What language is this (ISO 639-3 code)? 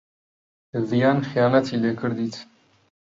ckb